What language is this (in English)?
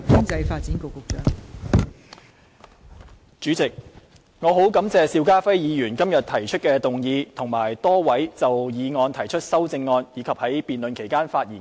Cantonese